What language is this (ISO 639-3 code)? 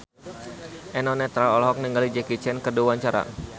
sun